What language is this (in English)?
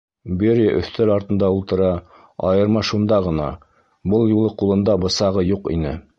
Bashkir